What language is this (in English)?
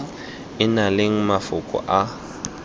Tswana